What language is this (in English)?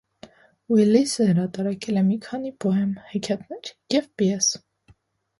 Armenian